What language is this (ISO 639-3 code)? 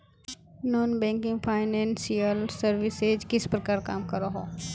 mag